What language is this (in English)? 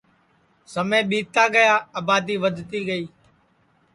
Sansi